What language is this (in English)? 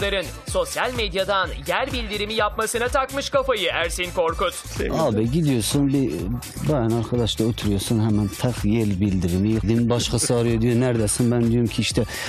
Turkish